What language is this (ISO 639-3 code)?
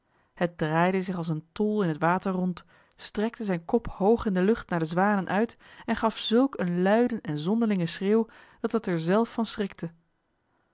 nld